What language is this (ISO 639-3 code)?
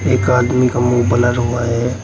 hin